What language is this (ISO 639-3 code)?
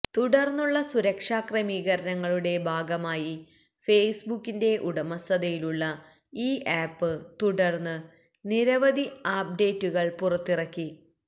mal